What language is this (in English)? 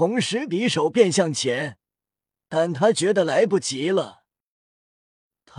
Chinese